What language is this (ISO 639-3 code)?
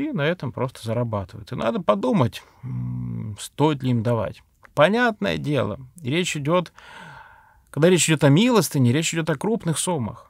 rus